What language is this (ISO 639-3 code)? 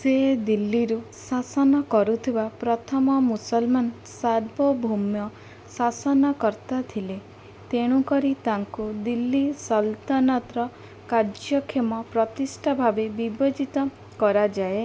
ori